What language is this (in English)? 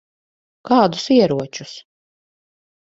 Latvian